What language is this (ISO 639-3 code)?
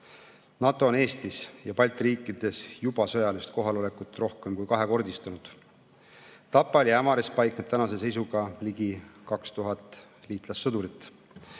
est